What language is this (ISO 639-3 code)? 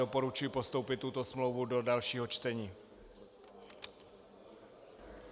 ces